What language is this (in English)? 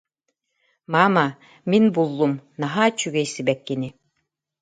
Yakut